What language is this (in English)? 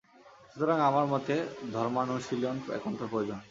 Bangla